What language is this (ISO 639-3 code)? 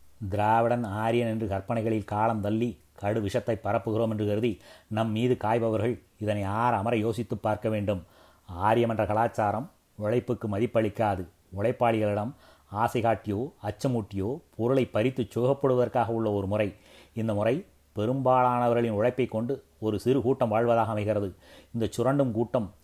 tam